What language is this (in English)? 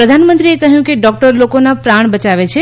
Gujarati